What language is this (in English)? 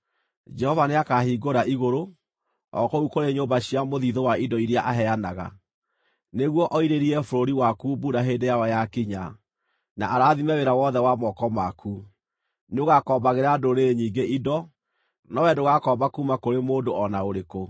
Kikuyu